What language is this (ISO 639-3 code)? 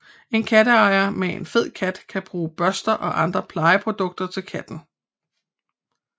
dan